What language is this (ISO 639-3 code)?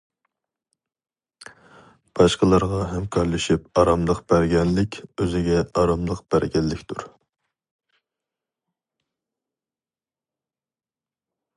uig